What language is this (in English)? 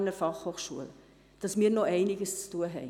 Swiss German